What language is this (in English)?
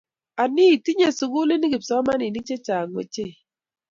Kalenjin